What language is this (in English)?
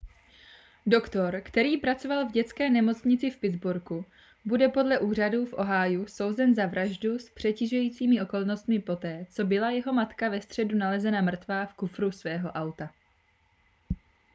Czech